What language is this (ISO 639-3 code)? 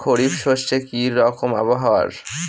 ben